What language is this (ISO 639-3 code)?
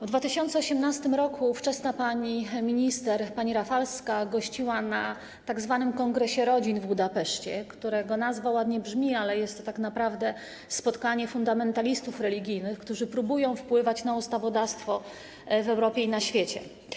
pol